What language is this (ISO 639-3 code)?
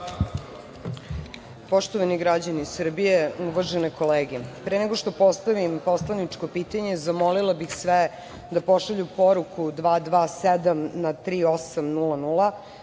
srp